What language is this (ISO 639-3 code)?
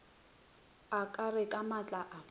nso